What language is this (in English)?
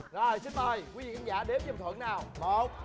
Vietnamese